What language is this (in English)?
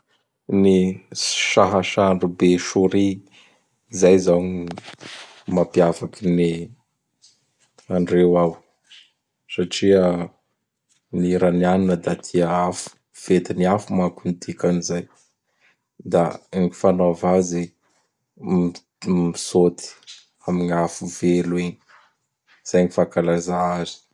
Bara Malagasy